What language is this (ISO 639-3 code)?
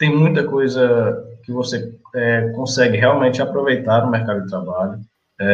por